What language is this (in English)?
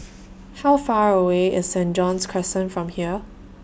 English